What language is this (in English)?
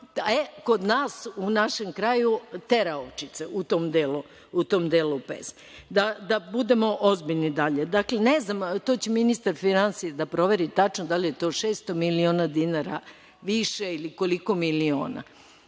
Serbian